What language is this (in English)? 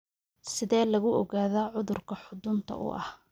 Somali